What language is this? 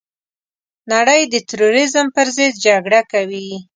Pashto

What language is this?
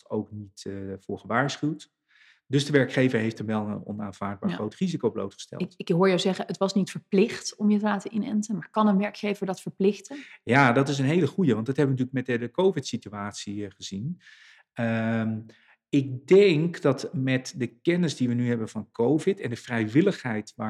Dutch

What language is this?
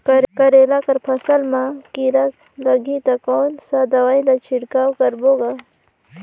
Chhattisgarhi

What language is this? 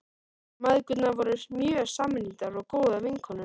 Icelandic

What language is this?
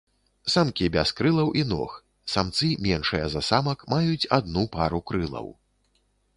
Belarusian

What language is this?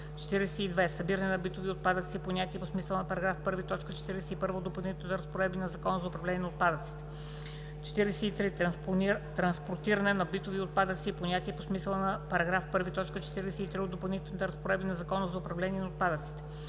Bulgarian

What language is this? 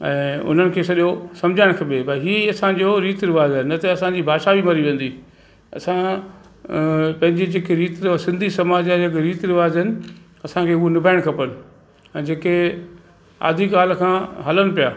Sindhi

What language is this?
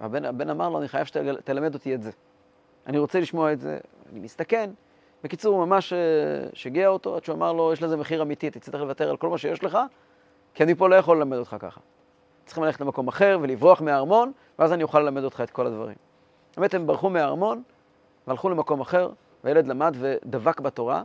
Hebrew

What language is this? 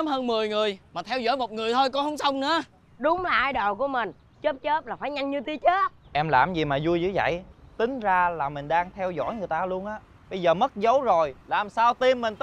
Vietnamese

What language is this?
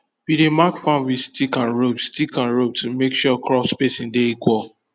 Nigerian Pidgin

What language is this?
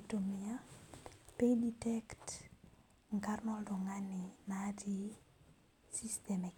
Masai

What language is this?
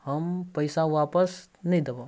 Maithili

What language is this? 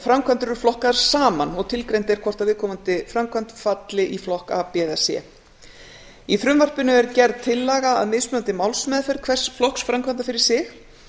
Icelandic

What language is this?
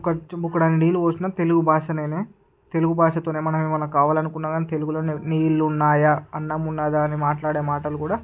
Telugu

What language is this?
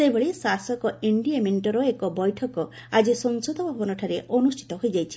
Odia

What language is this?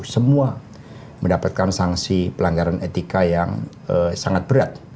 Indonesian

